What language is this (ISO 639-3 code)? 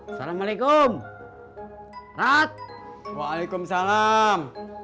ind